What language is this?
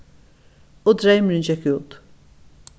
Faroese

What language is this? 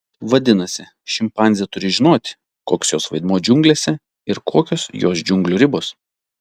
Lithuanian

